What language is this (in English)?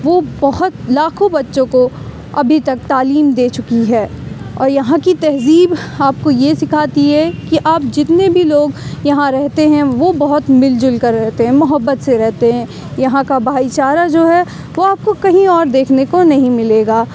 Urdu